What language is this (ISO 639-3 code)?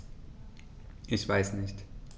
deu